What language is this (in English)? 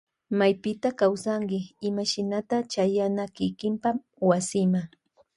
Loja Highland Quichua